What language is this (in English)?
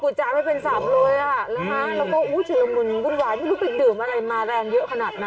Thai